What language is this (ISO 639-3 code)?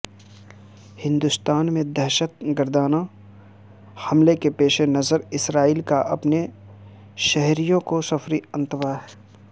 urd